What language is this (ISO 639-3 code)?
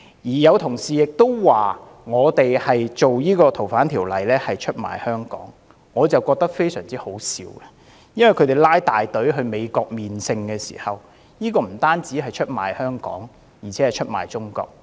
yue